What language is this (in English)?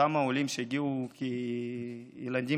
Hebrew